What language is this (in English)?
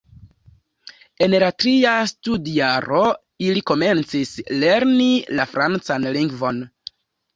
Esperanto